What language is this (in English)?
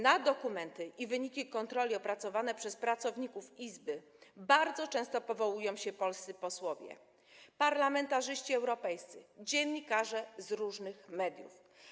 Polish